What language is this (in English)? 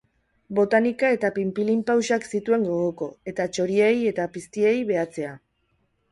Basque